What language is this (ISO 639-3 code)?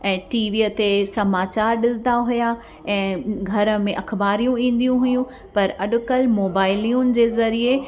snd